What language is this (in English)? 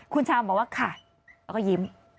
Thai